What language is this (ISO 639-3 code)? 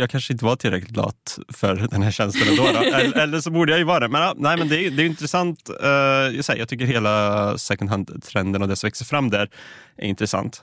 swe